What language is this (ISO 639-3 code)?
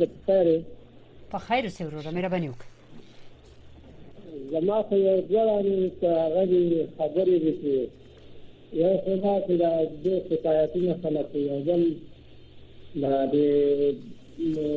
fas